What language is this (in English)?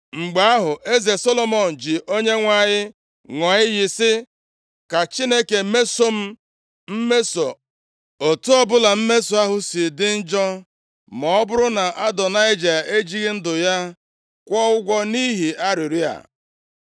Igbo